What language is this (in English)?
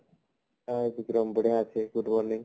Odia